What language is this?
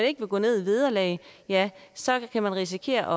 Danish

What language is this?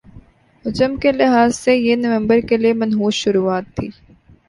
Urdu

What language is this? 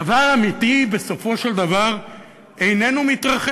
Hebrew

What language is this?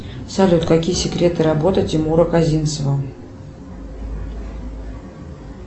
Russian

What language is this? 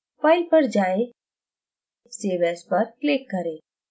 Hindi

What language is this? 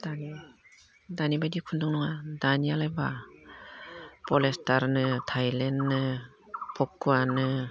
Bodo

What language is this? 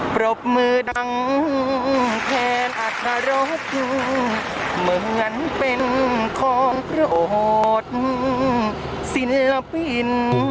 Thai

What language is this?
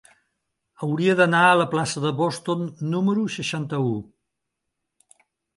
Catalan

